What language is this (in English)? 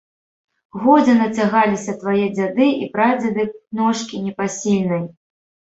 Belarusian